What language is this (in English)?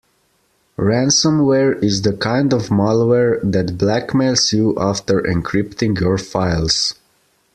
English